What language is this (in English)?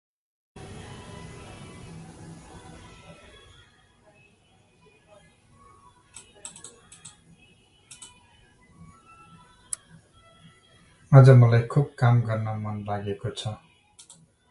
Nepali